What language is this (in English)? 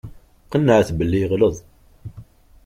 Kabyle